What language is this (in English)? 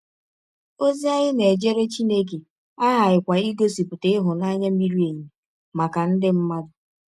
Igbo